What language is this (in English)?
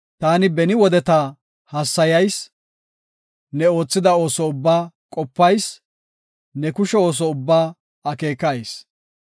Gofa